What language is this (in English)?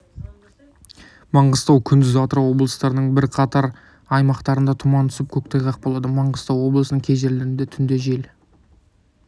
Kazakh